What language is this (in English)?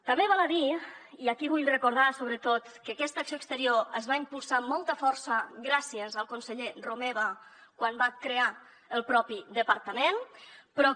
Catalan